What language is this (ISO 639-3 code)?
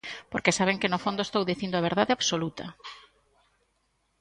glg